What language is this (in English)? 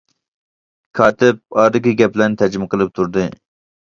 Uyghur